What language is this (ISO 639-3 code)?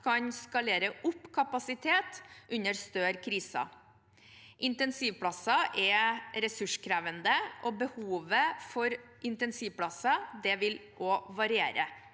nor